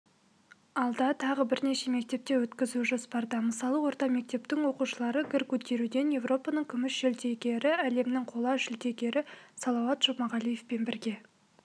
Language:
Kazakh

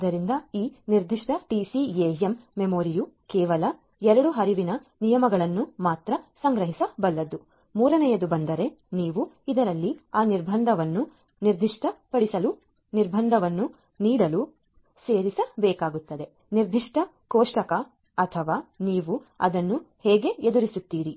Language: Kannada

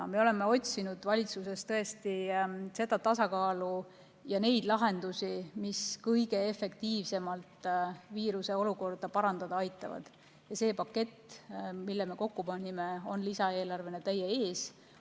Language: Estonian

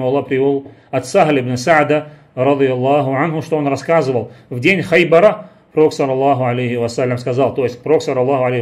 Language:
Russian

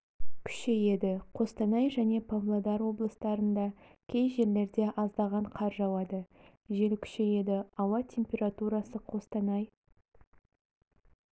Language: Kazakh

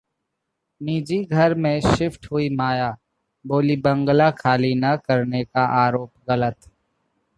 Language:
Hindi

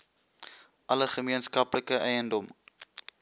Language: Afrikaans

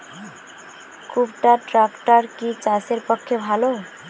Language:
Bangla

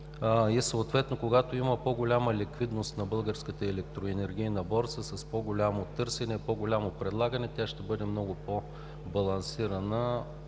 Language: Bulgarian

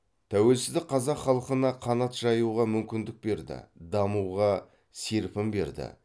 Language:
Kazakh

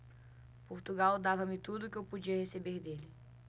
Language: Portuguese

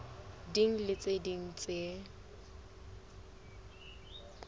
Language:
Southern Sotho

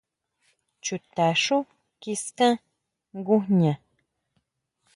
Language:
Huautla Mazatec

